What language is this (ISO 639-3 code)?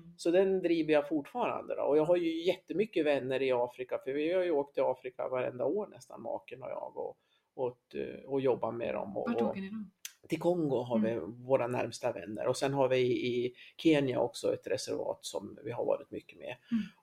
swe